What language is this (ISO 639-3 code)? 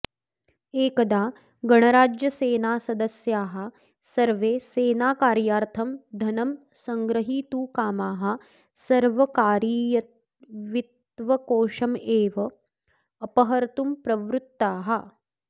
san